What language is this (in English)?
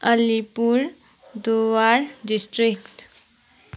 Nepali